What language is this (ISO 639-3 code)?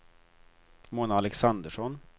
swe